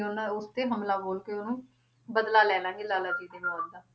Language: Punjabi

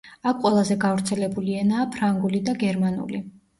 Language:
Georgian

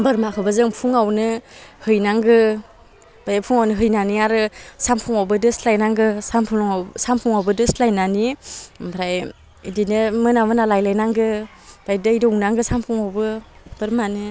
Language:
Bodo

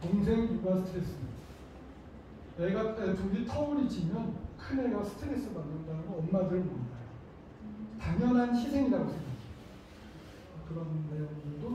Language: Korean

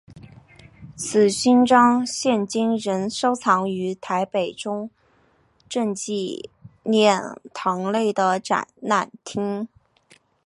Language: Chinese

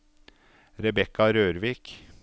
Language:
Norwegian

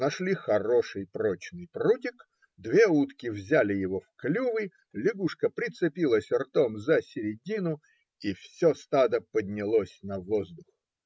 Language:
Russian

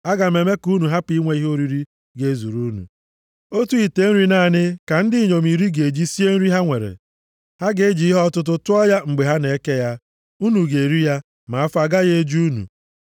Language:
Igbo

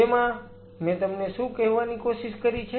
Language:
Gujarati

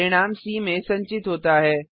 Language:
Hindi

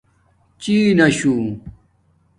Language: Domaaki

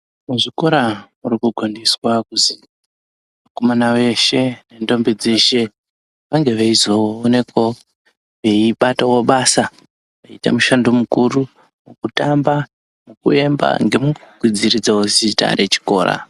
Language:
Ndau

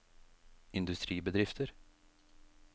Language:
Norwegian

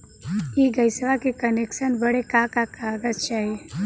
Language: Bhojpuri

